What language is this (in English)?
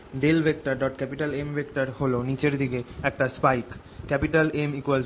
Bangla